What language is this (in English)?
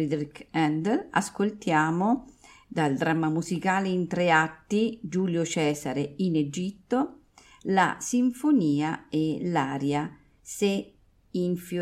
Italian